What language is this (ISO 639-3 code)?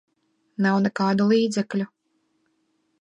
lav